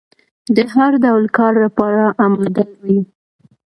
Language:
Pashto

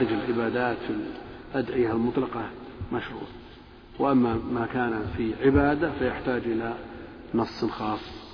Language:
Arabic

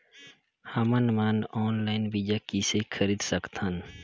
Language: Chhattisgarhi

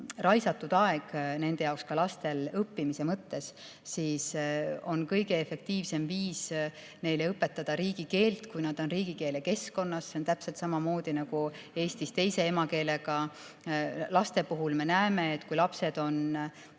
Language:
Estonian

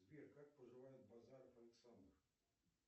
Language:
Russian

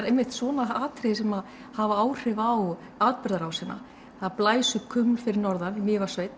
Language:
Icelandic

